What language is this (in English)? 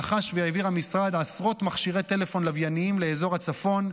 Hebrew